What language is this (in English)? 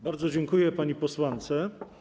Polish